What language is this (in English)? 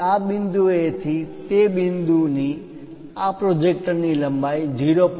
Gujarati